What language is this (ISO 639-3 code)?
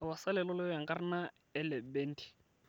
mas